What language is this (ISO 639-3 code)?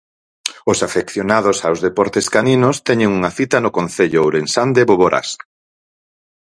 glg